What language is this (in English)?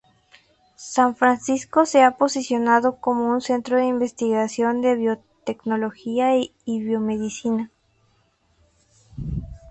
Spanish